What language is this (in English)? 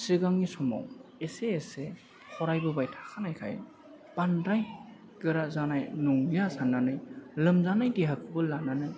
Bodo